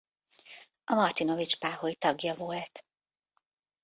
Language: Hungarian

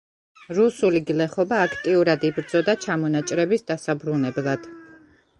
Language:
Georgian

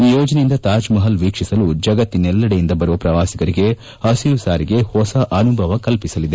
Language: Kannada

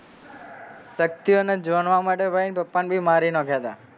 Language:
Gujarati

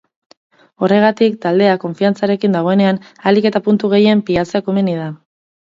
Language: Basque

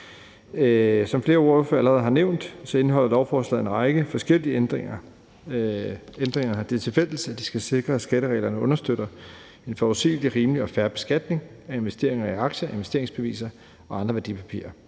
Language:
Danish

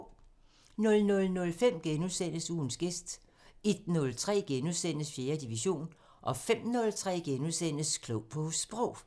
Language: Danish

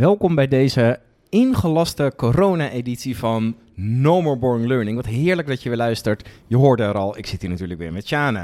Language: Dutch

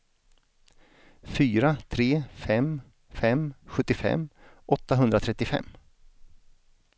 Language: Swedish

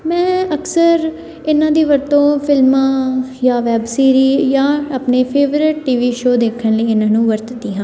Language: Punjabi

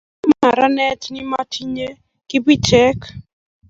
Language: Kalenjin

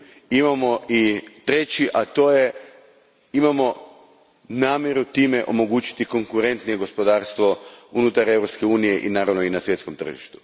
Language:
Croatian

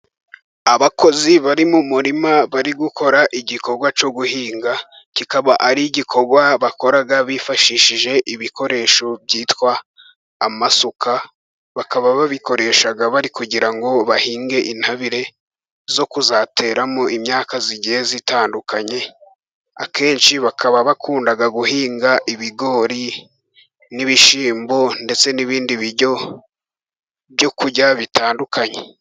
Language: Kinyarwanda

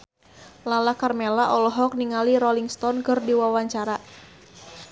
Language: Sundanese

